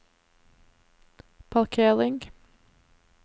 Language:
Norwegian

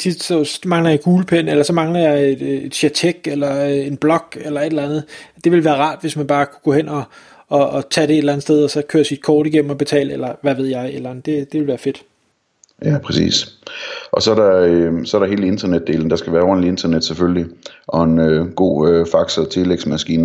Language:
Danish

